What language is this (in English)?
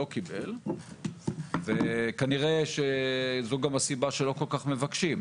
Hebrew